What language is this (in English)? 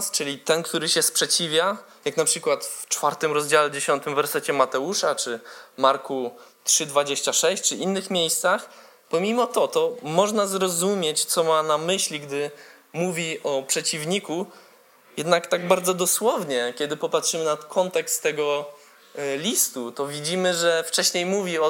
Polish